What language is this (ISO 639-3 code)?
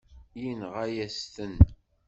kab